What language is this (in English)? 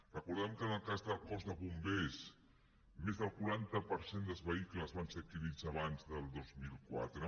Catalan